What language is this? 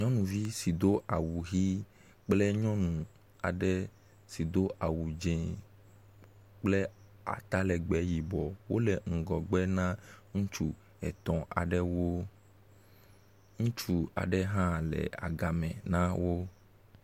Ewe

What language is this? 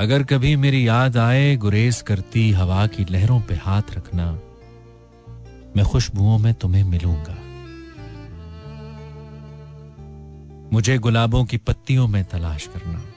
Hindi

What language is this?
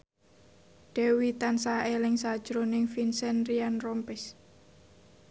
Javanese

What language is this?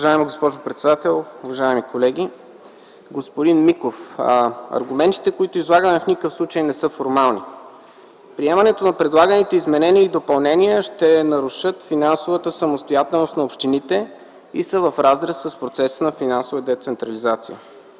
Bulgarian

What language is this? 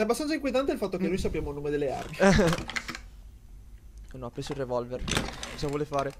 Italian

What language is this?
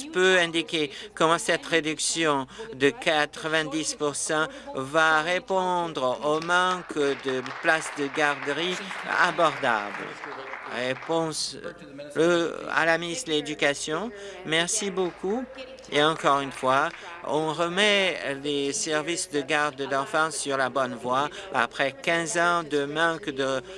French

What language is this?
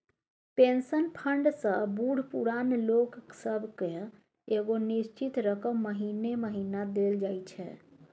Maithili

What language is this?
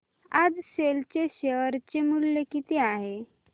Marathi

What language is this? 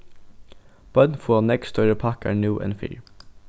Faroese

